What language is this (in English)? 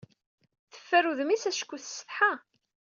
Kabyle